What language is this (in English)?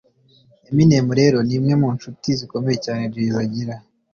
Kinyarwanda